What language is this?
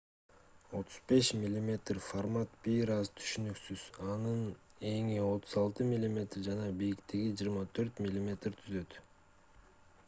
Kyrgyz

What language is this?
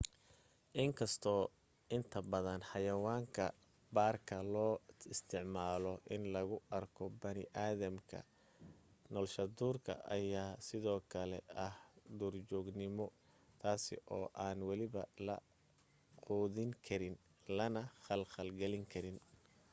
Somali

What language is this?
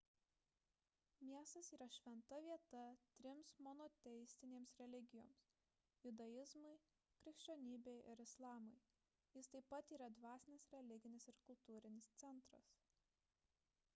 Lithuanian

